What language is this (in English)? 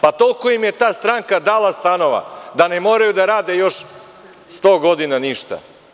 Serbian